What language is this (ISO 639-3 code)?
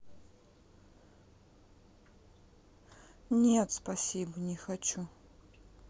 rus